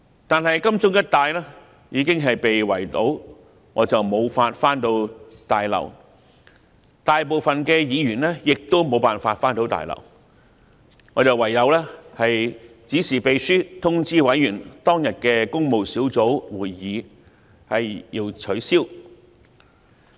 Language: Cantonese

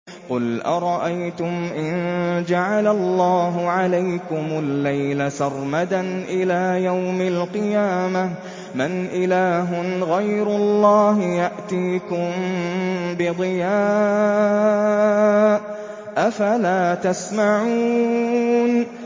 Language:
Arabic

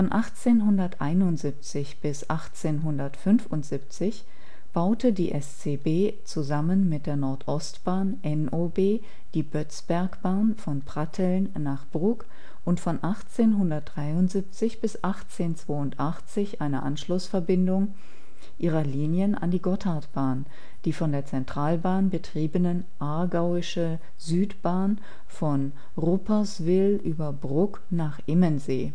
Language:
German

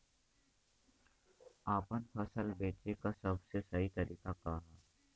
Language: Bhojpuri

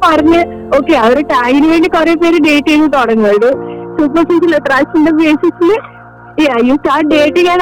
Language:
Malayalam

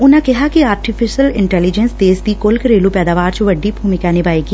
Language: Punjabi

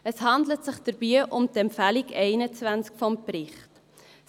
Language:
Swiss German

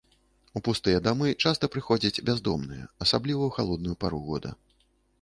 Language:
Belarusian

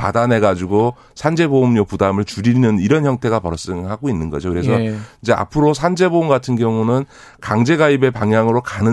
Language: Korean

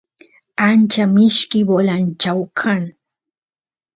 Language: Santiago del Estero Quichua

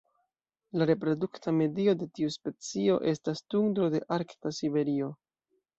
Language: Esperanto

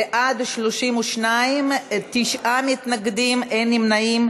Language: Hebrew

